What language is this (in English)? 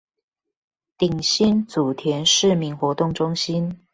Chinese